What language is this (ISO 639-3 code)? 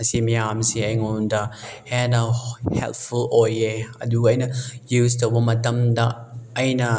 mni